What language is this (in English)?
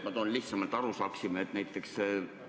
Estonian